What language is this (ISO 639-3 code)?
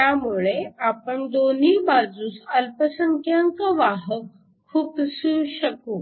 mar